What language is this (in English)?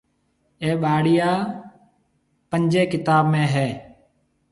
Marwari (Pakistan)